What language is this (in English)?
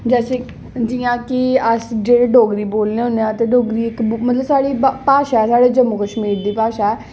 Dogri